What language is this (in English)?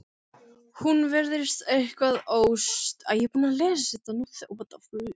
Icelandic